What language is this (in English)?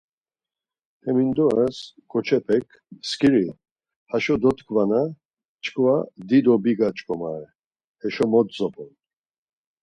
Laz